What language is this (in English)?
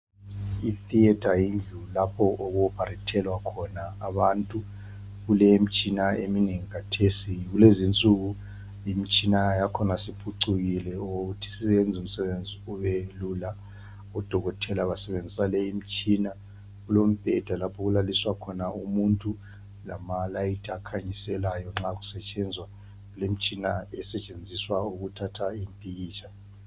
North Ndebele